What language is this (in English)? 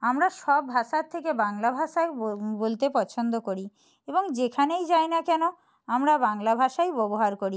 Bangla